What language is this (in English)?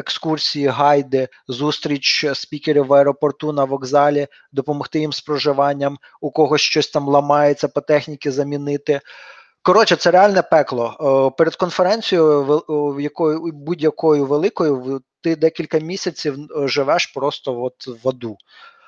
Ukrainian